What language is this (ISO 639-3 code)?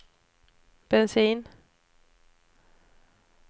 swe